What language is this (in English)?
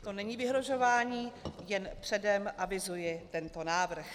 Czech